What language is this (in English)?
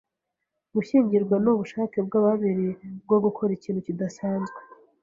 Kinyarwanda